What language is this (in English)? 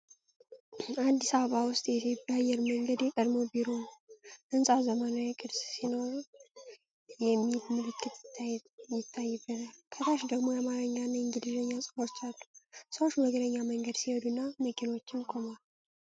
Amharic